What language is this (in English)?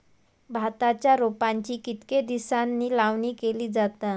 Marathi